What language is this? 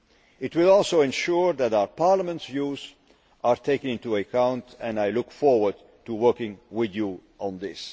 English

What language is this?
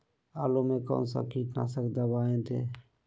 Magahi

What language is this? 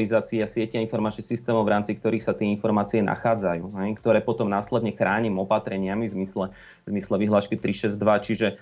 Slovak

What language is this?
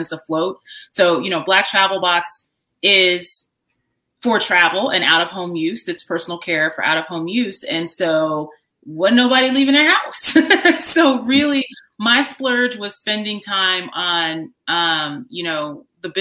English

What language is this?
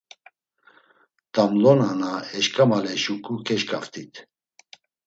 Laz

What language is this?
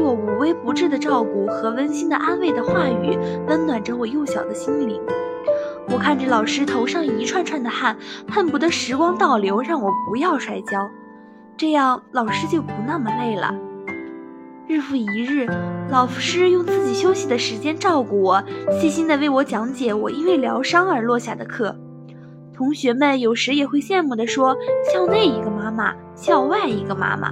Chinese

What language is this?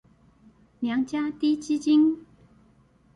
Chinese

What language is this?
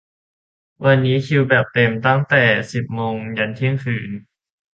Thai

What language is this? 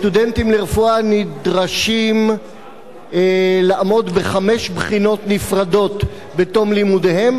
Hebrew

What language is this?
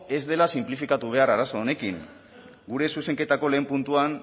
Basque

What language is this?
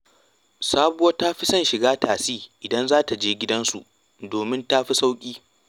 Hausa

